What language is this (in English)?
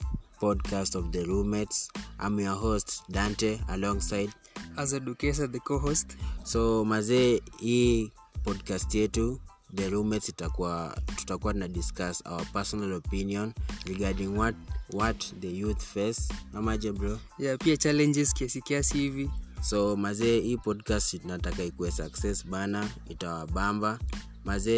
Swahili